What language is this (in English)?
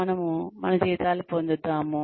Telugu